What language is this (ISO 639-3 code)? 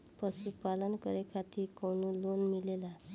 bho